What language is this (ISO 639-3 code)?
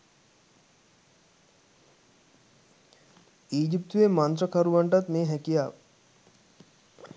sin